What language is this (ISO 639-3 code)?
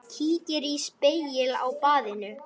isl